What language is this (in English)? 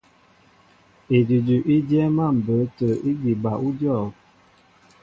Mbo (Cameroon)